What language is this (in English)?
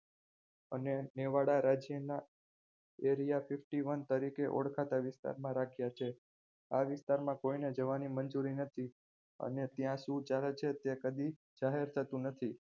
Gujarati